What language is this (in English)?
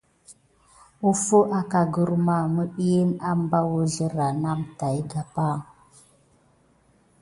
Gidar